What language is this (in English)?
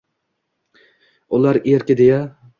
Uzbek